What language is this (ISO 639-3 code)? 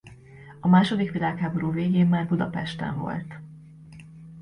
hun